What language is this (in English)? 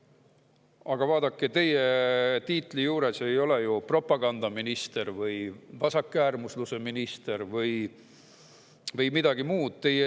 Estonian